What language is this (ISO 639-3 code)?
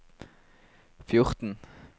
nor